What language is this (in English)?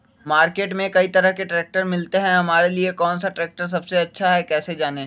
Magahi